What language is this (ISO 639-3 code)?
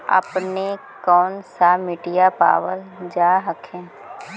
mag